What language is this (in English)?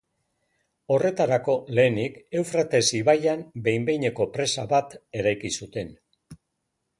Basque